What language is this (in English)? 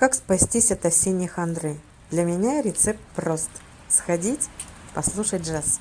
Russian